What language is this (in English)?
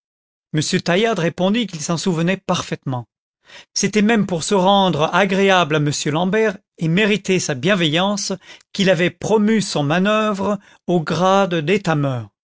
French